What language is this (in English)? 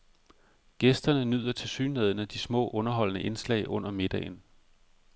Danish